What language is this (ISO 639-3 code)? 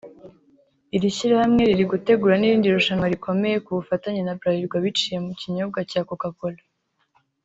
kin